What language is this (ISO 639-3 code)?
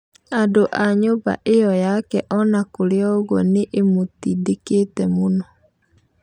kik